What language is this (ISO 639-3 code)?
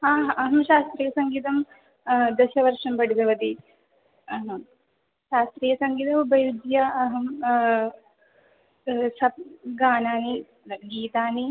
san